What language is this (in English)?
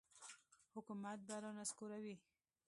Pashto